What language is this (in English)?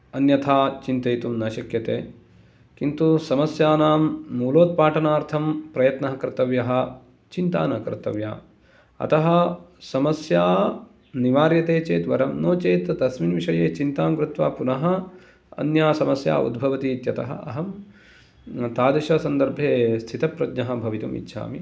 Sanskrit